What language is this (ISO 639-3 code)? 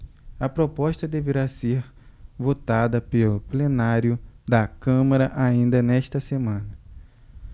por